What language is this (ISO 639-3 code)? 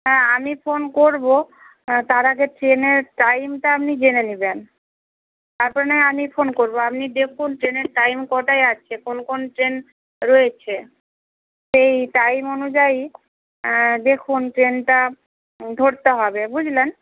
ben